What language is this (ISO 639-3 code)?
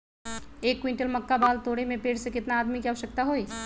mag